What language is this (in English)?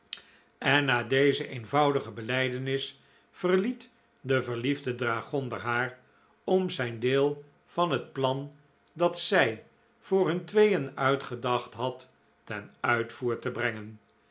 Dutch